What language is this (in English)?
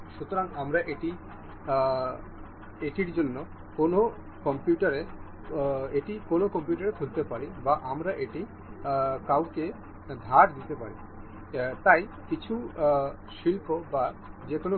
Bangla